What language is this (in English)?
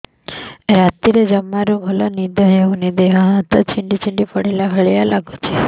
Odia